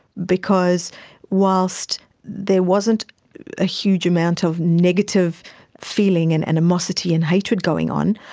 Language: English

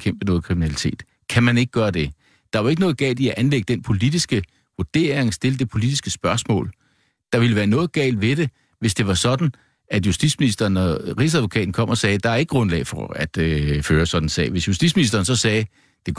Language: Danish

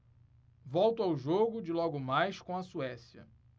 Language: Portuguese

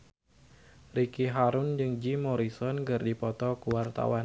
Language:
Sundanese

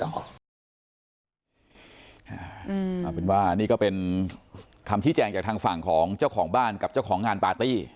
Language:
Thai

